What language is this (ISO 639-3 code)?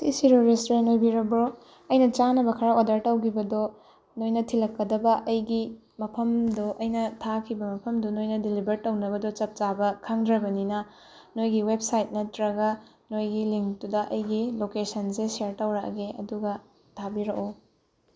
mni